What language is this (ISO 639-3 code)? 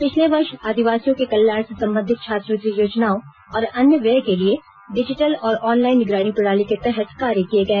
hin